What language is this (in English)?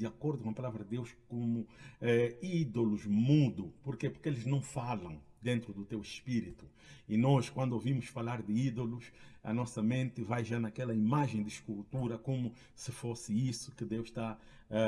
Portuguese